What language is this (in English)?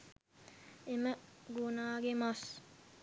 Sinhala